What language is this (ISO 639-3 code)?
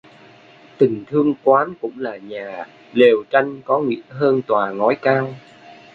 vie